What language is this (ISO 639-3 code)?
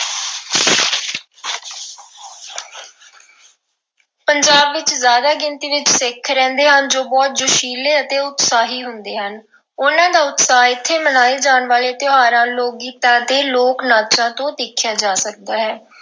pan